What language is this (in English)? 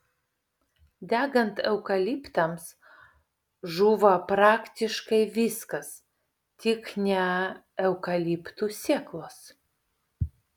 Lithuanian